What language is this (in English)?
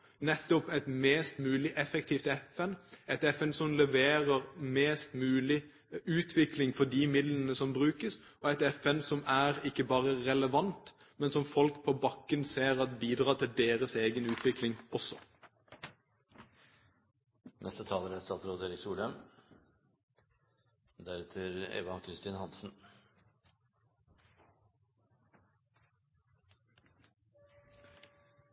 Norwegian Bokmål